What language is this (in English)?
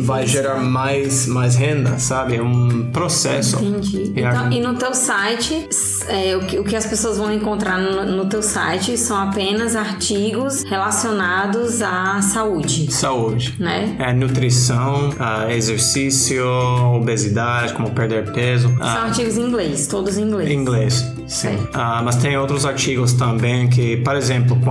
Portuguese